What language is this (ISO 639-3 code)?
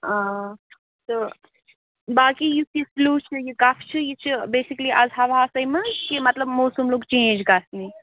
kas